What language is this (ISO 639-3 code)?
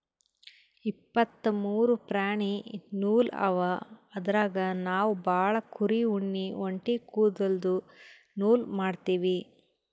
kan